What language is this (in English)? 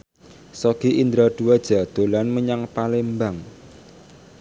Javanese